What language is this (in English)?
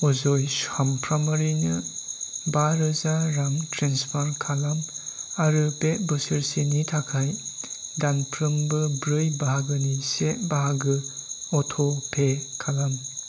Bodo